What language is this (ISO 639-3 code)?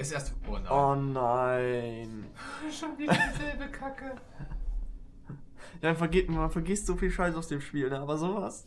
deu